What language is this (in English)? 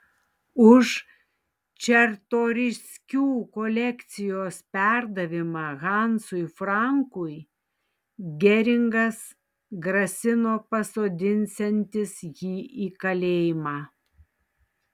Lithuanian